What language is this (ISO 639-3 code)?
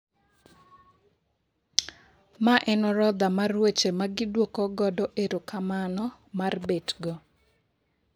luo